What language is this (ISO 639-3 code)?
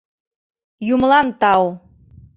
chm